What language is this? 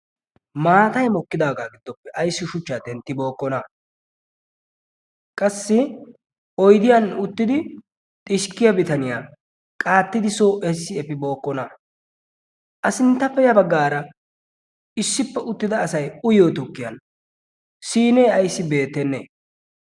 Wolaytta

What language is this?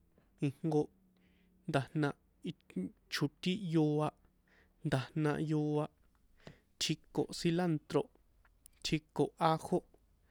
San Juan Atzingo Popoloca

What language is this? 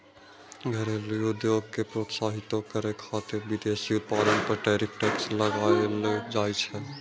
Maithili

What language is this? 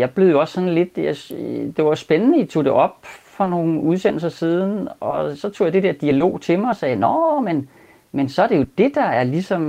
Danish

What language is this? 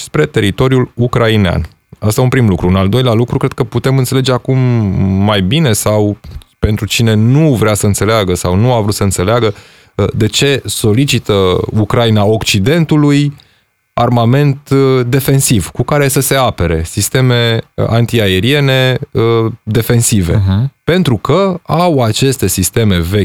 Romanian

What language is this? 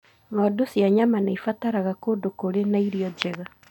Kikuyu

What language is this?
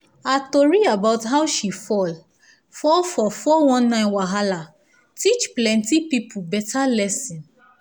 Nigerian Pidgin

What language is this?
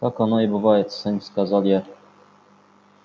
Russian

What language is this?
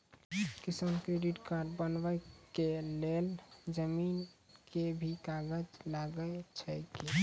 Maithili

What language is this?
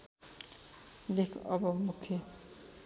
Nepali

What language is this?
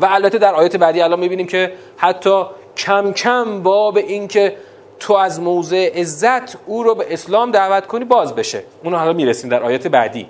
Persian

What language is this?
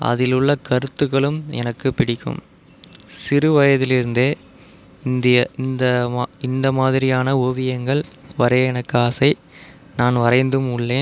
Tamil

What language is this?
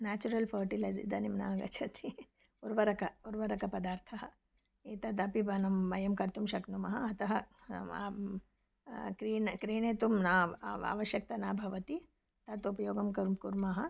Sanskrit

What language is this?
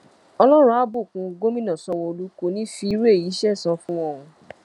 Yoruba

